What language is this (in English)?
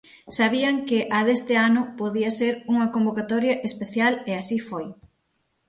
Galician